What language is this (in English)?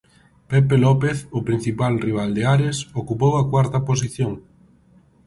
Galician